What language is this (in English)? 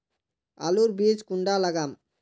Magahi